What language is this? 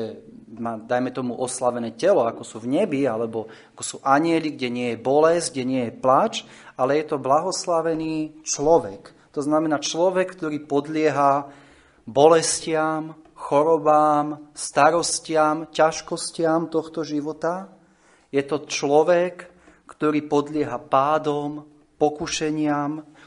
Slovak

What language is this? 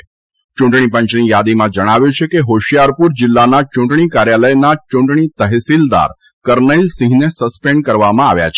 Gujarati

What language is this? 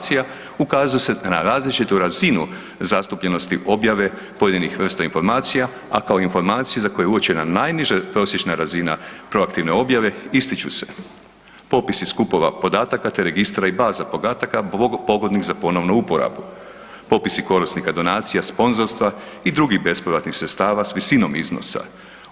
Croatian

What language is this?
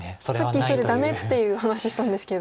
Japanese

